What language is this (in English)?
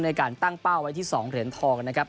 Thai